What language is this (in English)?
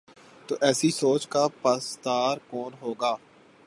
Urdu